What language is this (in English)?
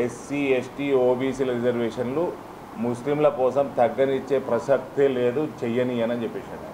Telugu